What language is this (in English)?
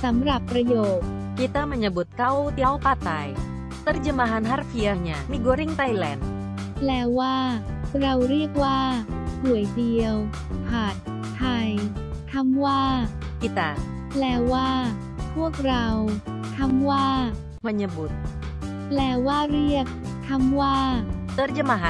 Thai